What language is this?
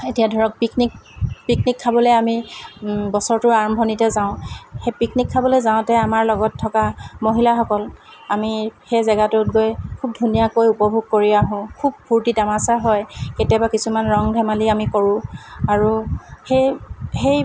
Assamese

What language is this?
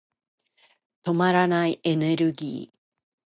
Japanese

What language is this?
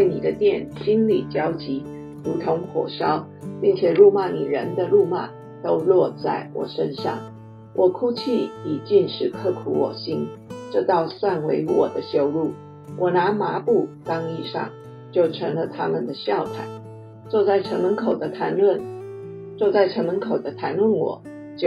Chinese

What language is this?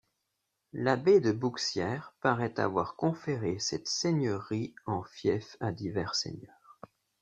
French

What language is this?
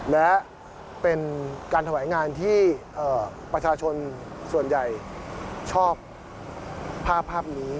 Thai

